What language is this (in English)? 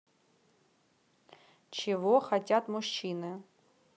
Russian